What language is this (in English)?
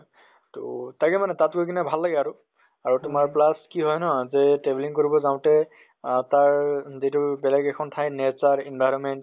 Assamese